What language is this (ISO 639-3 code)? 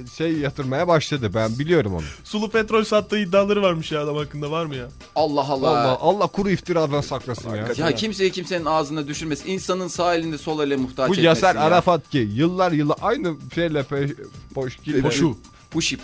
tur